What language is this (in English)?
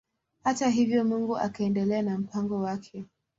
Swahili